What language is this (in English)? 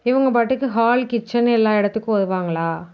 Tamil